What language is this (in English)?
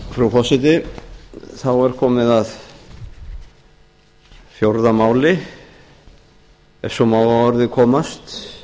Icelandic